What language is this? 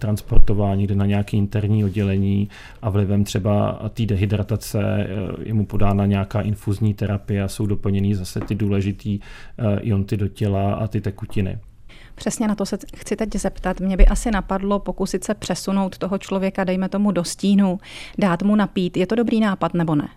Czech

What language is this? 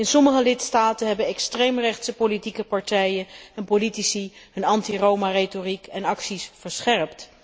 Dutch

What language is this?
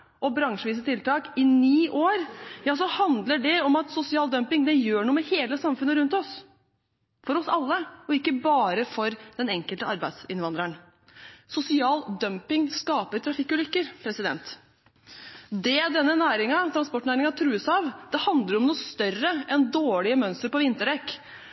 Norwegian Bokmål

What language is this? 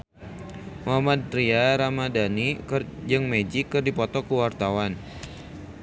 Sundanese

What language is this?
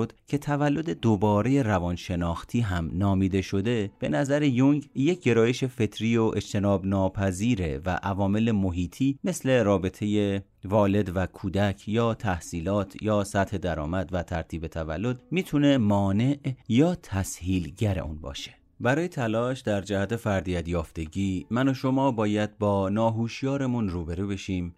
Persian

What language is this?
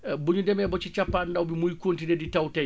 Wolof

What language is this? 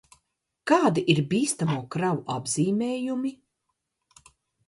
Latvian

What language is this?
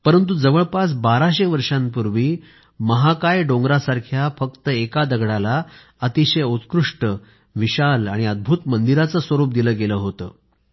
Marathi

